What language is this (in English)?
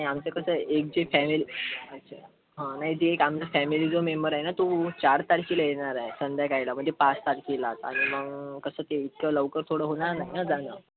Marathi